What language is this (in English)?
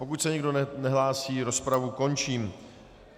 Czech